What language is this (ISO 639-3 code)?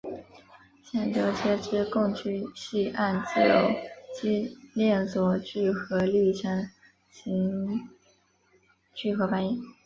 zho